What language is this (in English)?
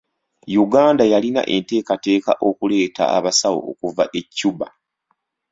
Ganda